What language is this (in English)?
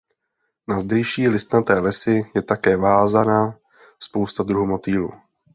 Czech